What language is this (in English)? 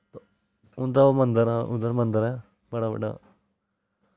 Dogri